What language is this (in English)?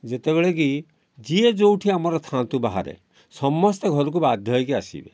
Odia